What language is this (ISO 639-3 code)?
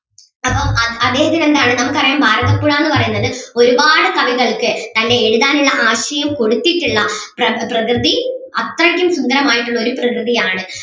mal